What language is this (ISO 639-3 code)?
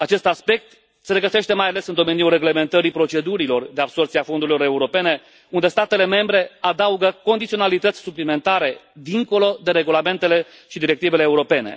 ron